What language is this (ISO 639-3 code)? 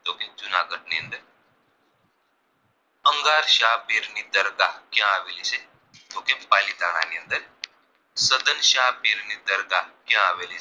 guj